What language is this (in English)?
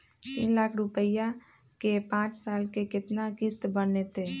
Magahi